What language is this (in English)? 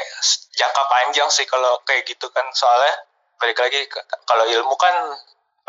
Indonesian